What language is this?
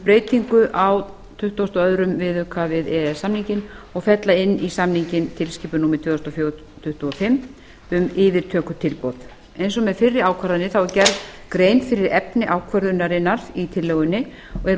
Icelandic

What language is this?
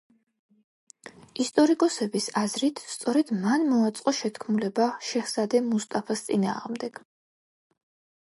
Georgian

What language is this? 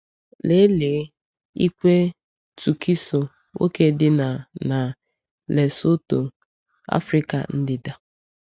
Igbo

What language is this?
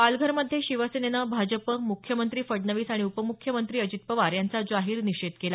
Marathi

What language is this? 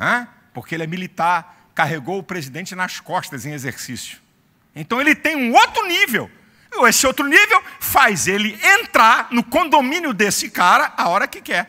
Portuguese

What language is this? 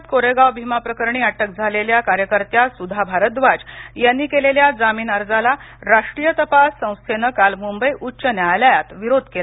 Marathi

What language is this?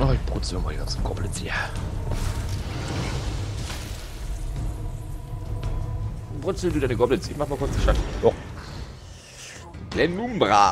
German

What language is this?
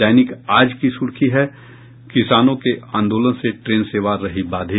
Hindi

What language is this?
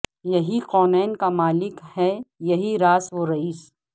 Urdu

